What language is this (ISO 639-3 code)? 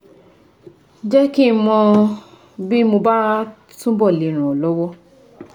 yor